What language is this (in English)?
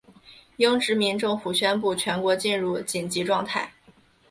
Chinese